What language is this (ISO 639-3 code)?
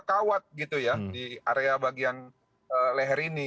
ind